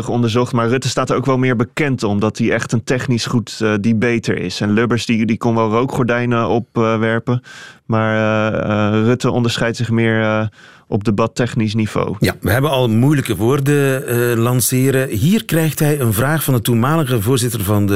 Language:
Dutch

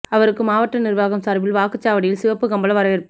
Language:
Tamil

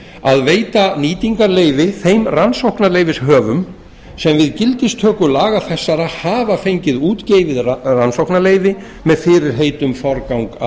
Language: Icelandic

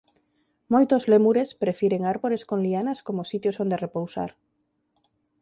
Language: Galician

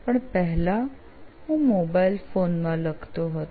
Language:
Gujarati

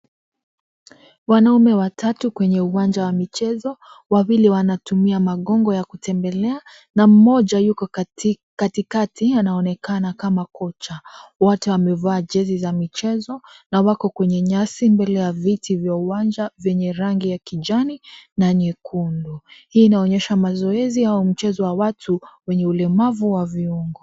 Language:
Swahili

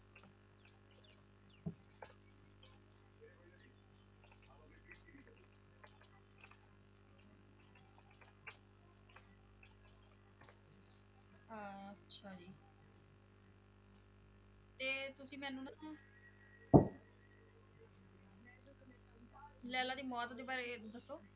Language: Punjabi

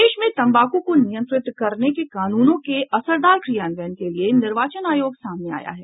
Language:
Hindi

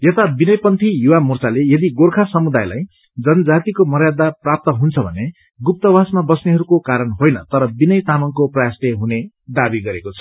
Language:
Nepali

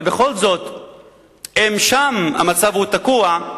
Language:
Hebrew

